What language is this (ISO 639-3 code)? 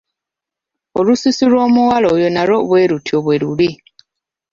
lug